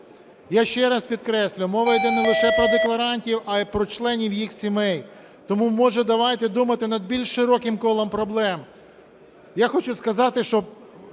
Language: Ukrainian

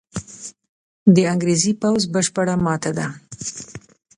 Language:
Pashto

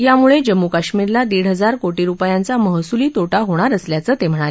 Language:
Marathi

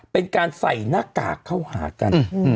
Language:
Thai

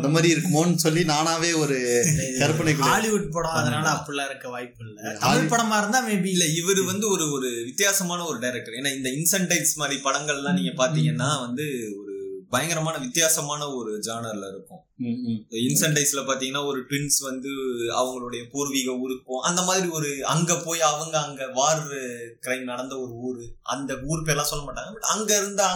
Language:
Tamil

